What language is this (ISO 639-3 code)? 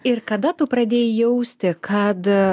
lit